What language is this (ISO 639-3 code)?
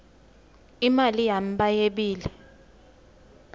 ssw